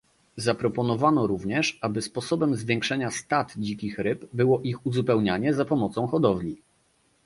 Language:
Polish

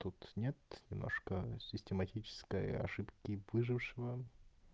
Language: Russian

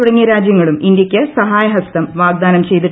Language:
Malayalam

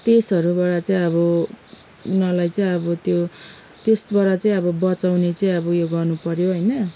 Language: Nepali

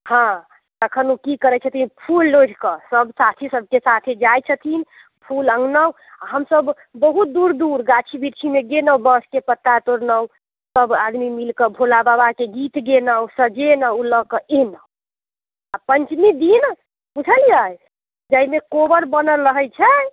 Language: Maithili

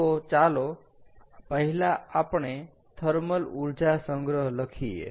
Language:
Gujarati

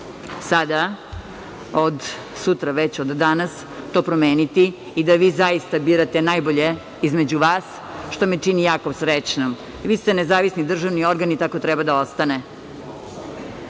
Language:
Serbian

